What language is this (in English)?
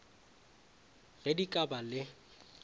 Northern Sotho